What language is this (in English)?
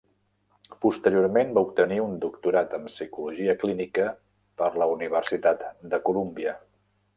Catalan